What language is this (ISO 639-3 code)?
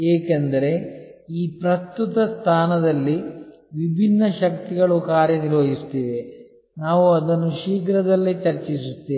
kan